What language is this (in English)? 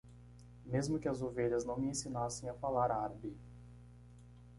Portuguese